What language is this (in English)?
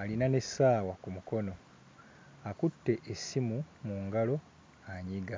Ganda